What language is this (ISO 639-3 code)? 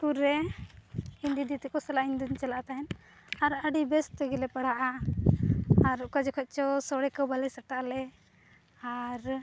sat